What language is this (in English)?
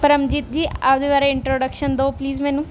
Punjabi